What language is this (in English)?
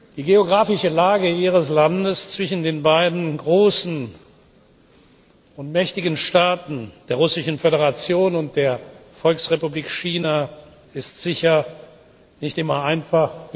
German